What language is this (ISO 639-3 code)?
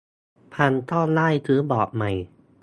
tha